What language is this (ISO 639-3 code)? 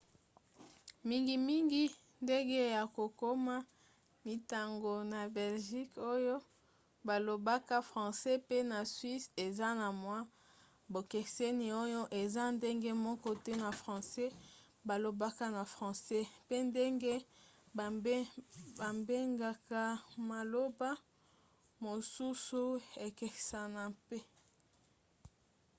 lin